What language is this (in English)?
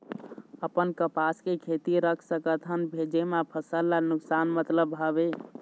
Chhattisgarhi